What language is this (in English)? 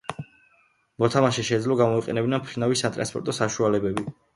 Georgian